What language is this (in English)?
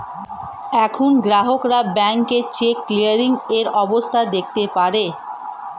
Bangla